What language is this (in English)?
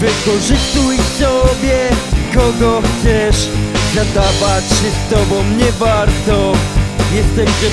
Polish